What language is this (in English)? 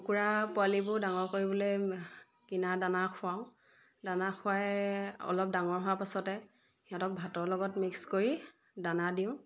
Assamese